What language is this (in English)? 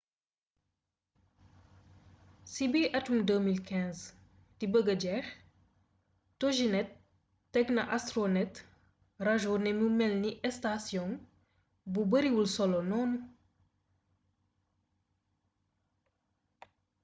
Wolof